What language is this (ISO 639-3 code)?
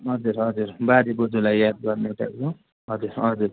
nep